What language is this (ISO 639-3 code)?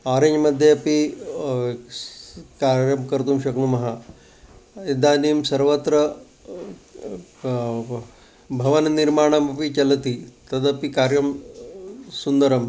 san